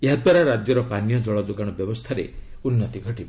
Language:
Odia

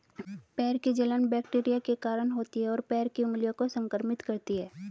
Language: Hindi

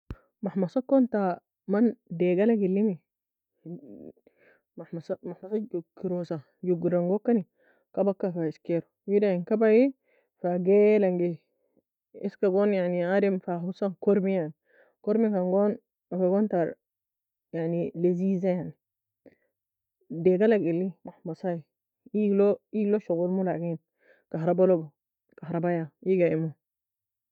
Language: Nobiin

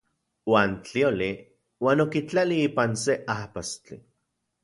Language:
Central Puebla Nahuatl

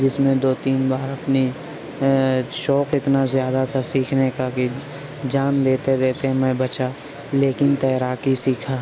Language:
Urdu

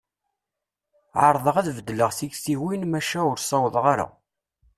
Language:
Kabyle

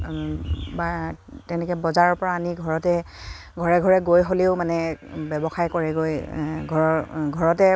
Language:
Assamese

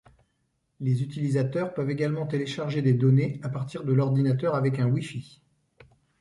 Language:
French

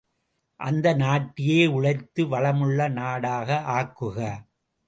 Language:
Tamil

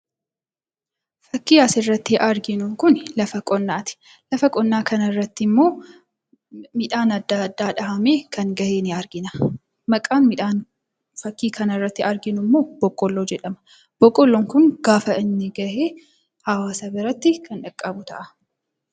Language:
Oromo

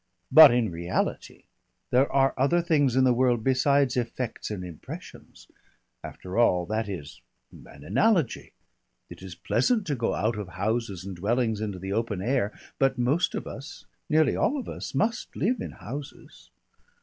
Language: English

